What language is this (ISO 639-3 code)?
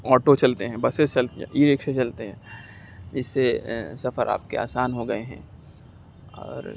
urd